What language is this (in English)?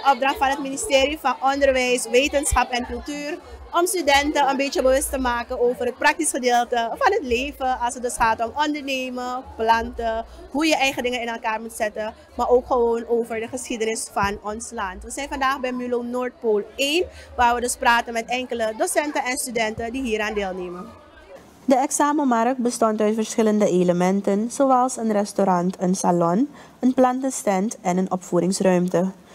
Dutch